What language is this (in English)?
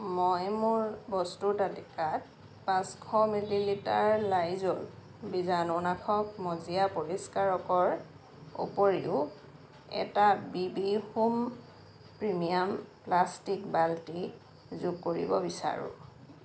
Assamese